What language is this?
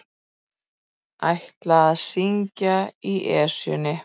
Icelandic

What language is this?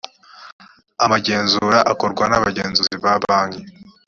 Kinyarwanda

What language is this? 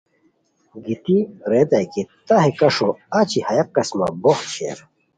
Khowar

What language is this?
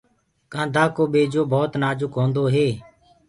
Gurgula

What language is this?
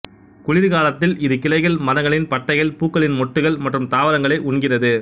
Tamil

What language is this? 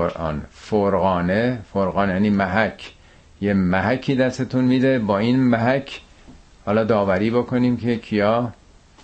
Persian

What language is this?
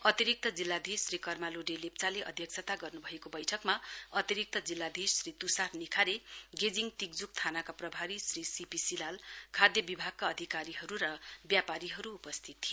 Nepali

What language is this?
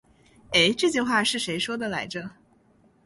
Chinese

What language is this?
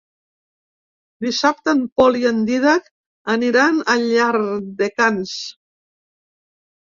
Catalan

